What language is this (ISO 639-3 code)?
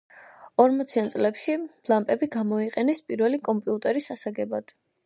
kat